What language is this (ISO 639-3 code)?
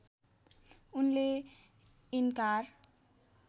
nep